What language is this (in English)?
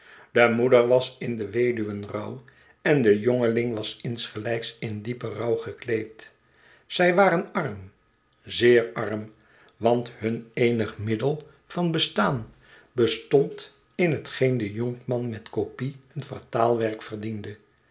Dutch